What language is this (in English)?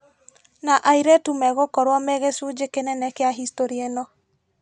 Kikuyu